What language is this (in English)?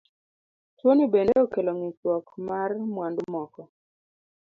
Luo (Kenya and Tanzania)